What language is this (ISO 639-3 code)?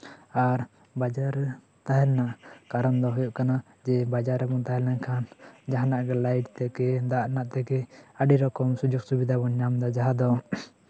sat